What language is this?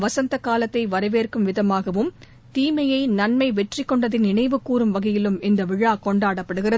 Tamil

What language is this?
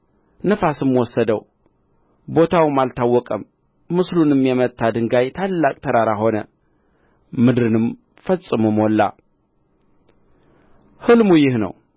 Amharic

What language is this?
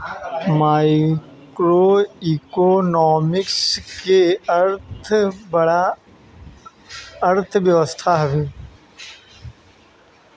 Bhojpuri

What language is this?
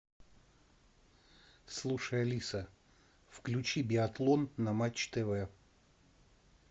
Russian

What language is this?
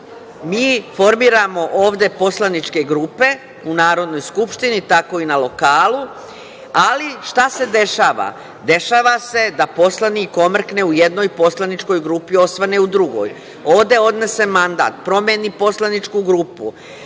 Serbian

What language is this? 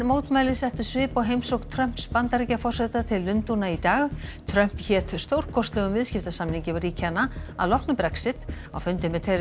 Icelandic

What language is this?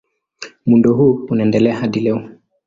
Swahili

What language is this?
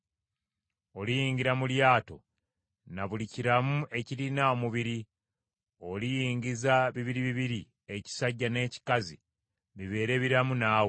Ganda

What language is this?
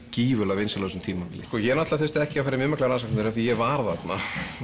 Icelandic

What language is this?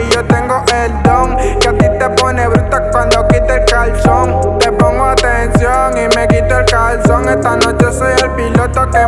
Dutch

